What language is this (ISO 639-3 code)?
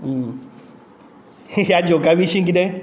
kok